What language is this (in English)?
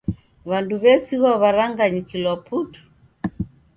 Taita